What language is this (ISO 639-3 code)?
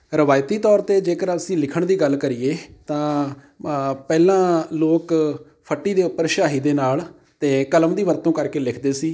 pan